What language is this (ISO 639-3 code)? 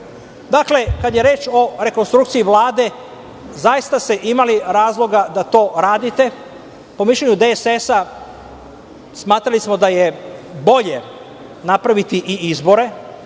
srp